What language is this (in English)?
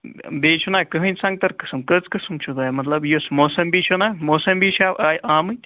Kashmiri